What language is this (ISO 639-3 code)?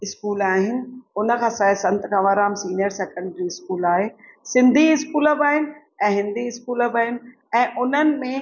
snd